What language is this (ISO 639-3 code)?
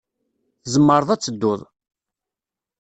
kab